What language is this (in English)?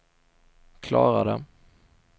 Swedish